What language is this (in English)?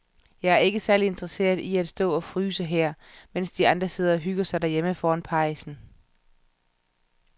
Danish